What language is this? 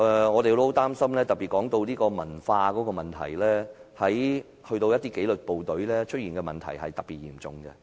Cantonese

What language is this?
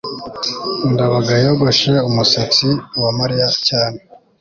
Kinyarwanda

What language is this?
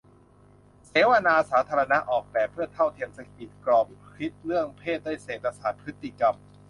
Thai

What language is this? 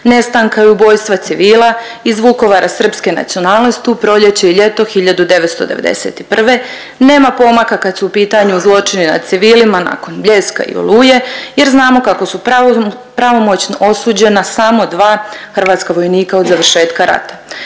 Croatian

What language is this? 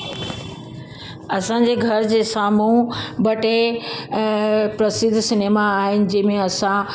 Sindhi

